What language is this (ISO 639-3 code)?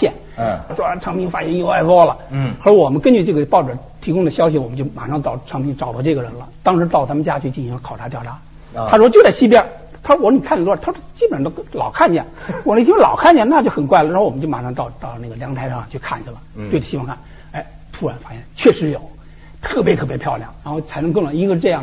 zho